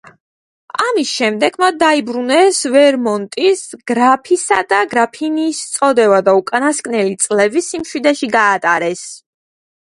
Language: Georgian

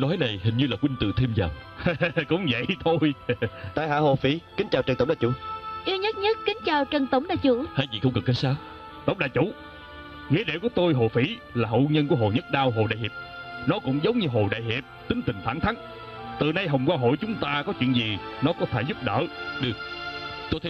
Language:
Vietnamese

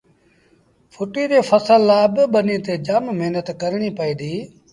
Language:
Sindhi Bhil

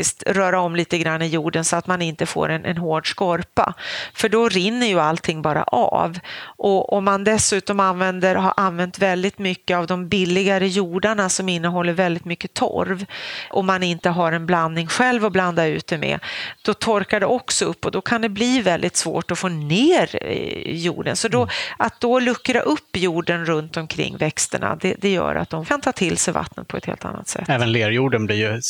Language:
Swedish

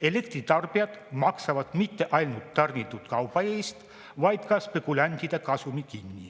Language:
Estonian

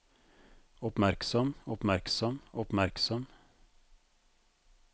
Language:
Norwegian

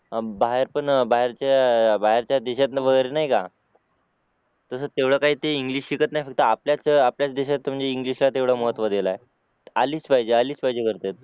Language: Marathi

